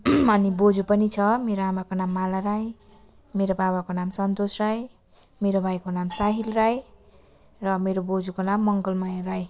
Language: Nepali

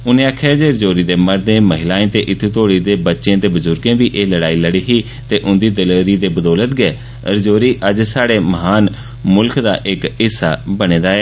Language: Dogri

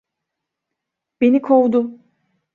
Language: Turkish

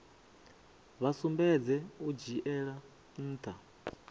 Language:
Venda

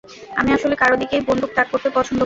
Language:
Bangla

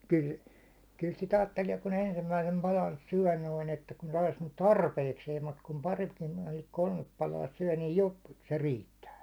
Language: Finnish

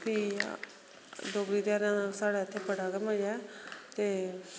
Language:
Dogri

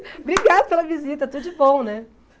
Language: Portuguese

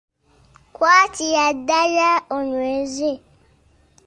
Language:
Ganda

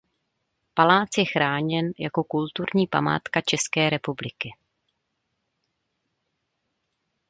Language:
Czech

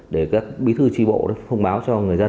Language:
Vietnamese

